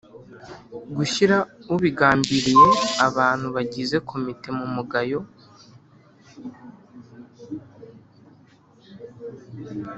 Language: Kinyarwanda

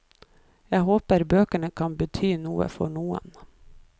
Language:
Norwegian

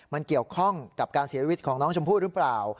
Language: Thai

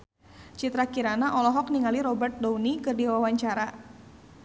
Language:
Sundanese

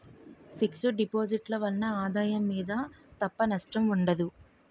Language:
Telugu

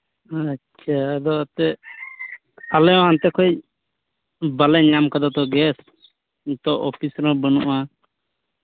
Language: Santali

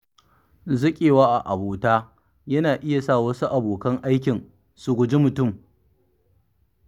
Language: Hausa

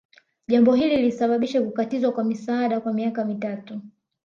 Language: Swahili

